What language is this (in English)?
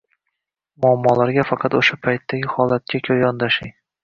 Uzbek